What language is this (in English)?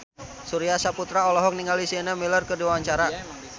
Sundanese